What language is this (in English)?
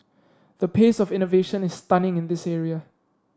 English